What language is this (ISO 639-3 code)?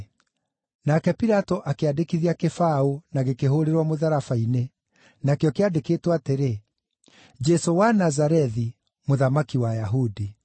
kik